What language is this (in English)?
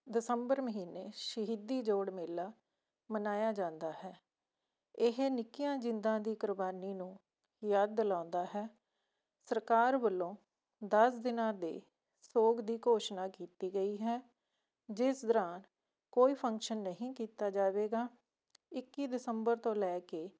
Punjabi